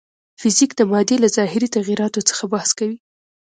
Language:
Pashto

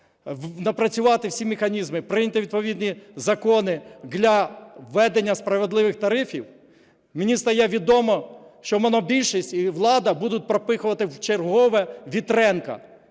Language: Ukrainian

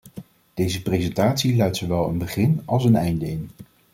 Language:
Dutch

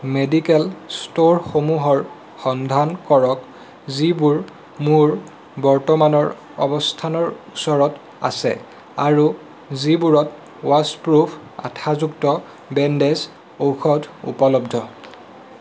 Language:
Assamese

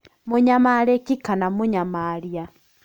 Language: Kikuyu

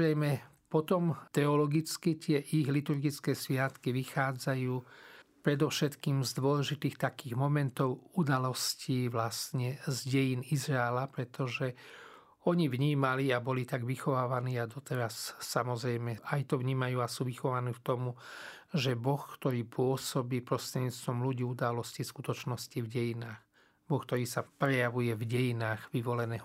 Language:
Slovak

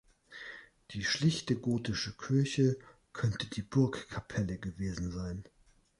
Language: German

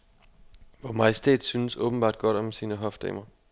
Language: Danish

